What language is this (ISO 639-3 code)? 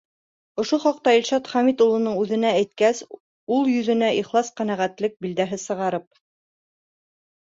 bak